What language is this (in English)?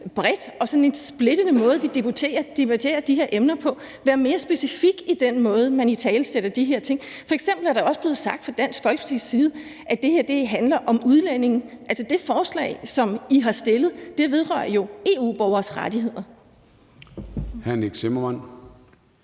Danish